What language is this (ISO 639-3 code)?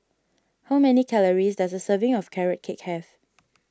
eng